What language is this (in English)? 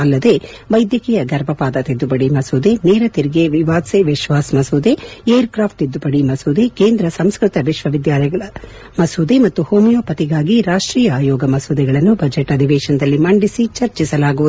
Kannada